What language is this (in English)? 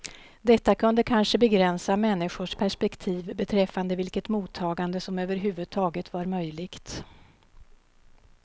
Swedish